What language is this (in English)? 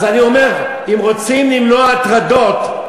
Hebrew